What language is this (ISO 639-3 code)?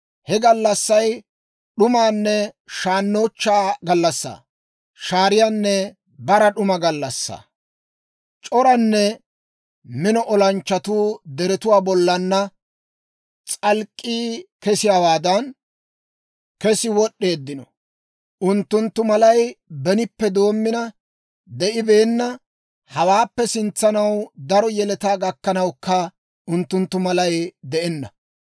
dwr